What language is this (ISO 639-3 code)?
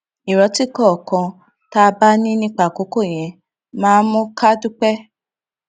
yor